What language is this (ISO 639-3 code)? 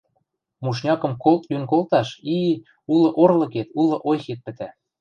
mrj